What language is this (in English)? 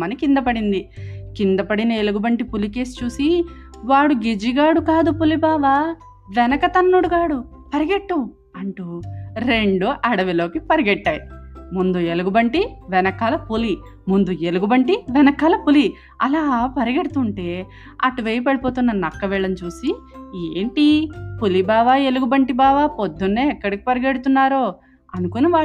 Telugu